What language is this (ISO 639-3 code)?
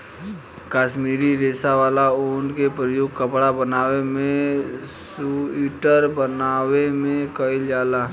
bho